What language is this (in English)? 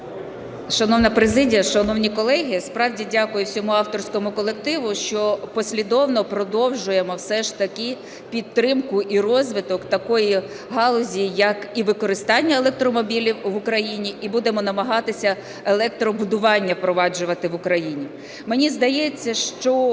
Ukrainian